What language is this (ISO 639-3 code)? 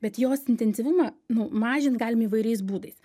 lit